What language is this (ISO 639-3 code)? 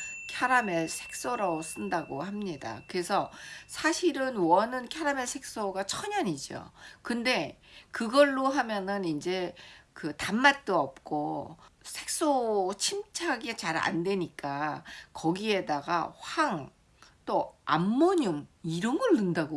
kor